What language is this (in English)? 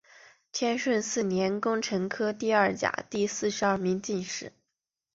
Chinese